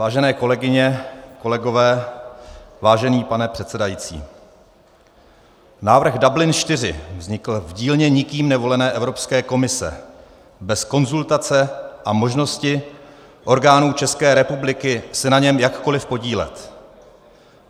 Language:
Czech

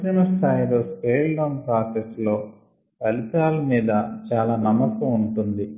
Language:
Telugu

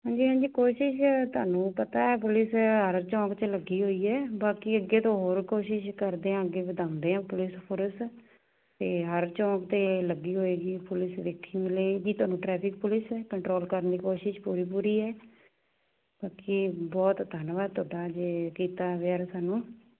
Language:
Punjabi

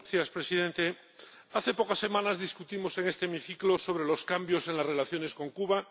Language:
Spanish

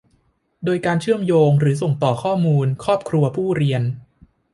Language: Thai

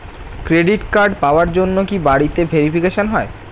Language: Bangla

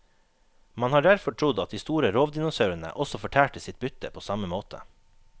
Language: Norwegian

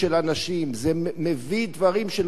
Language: Hebrew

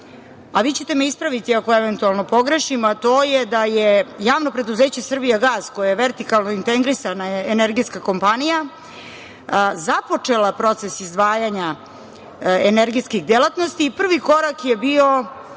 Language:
Serbian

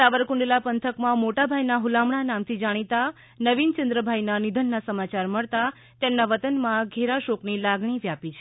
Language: Gujarati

